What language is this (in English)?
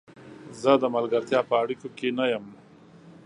Pashto